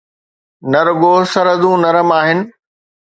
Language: Sindhi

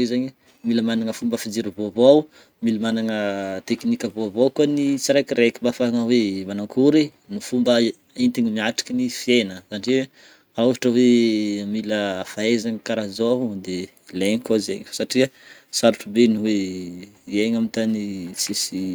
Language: Northern Betsimisaraka Malagasy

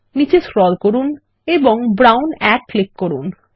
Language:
Bangla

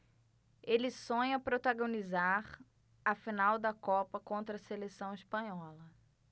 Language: Portuguese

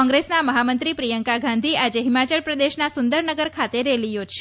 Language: Gujarati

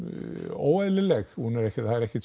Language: Icelandic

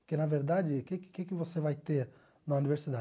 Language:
Portuguese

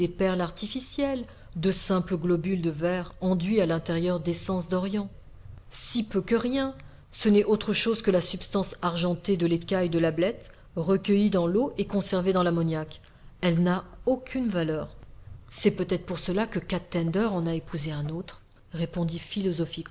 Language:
French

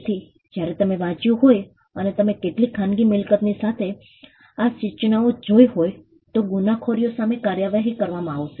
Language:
Gujarati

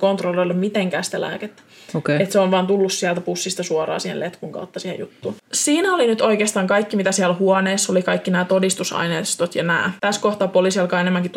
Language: Finnish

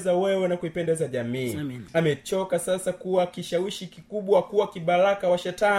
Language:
Swahili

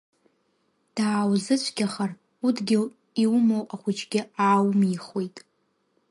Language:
Abkhazian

